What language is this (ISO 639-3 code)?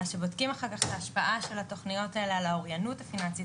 heb